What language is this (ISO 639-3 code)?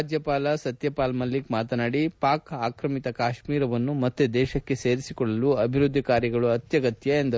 kan